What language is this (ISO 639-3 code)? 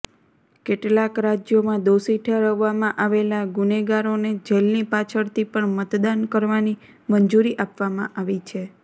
guj